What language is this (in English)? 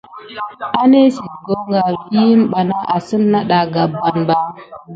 Gidar